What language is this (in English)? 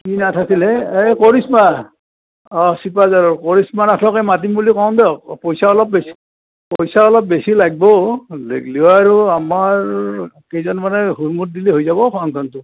Assamese